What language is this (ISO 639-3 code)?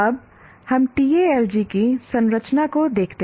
hin